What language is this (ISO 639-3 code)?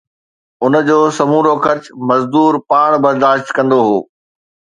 snd